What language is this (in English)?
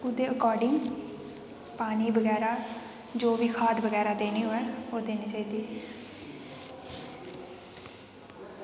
Dogri